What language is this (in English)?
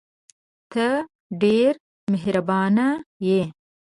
Pashto